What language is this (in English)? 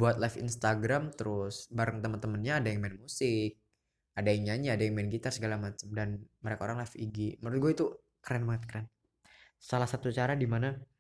Indonesian